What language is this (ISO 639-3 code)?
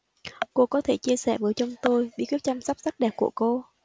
vie